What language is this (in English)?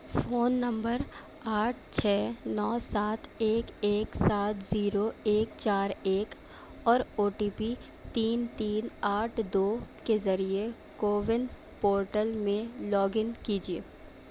Urdu